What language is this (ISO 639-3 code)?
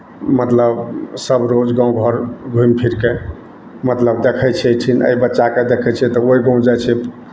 mai